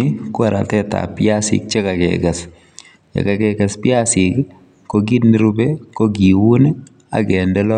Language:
Kalenjin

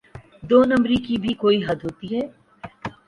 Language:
Urdu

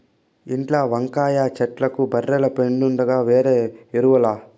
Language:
Telugu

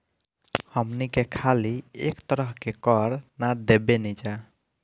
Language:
Bhojpuri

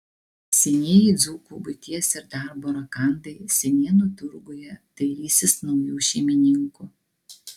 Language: Lithuanian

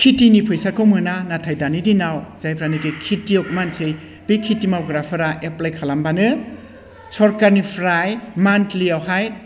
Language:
Bodo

